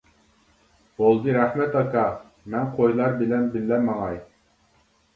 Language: Uyghur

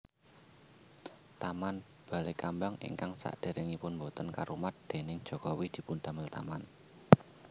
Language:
Javanese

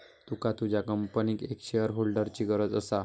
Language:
Marathi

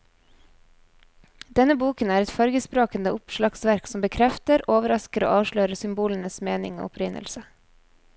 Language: Norwegian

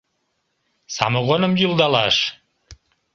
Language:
Mari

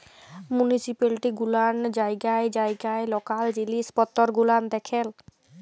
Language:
Bangla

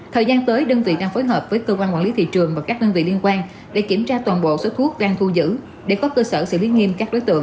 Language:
Vietnamese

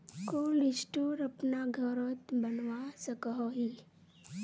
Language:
Magahi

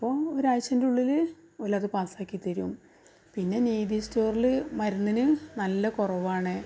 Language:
Malayalam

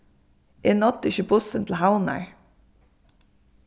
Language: Faroese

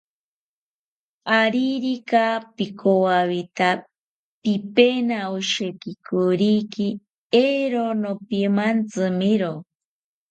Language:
South Ucayali Ashéninka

